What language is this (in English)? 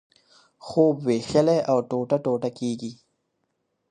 Pashto